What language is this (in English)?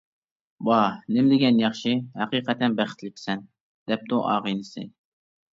Uyghur